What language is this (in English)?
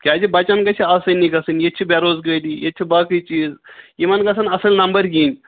Kashmiri